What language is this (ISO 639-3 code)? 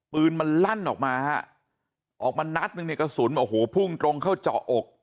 tha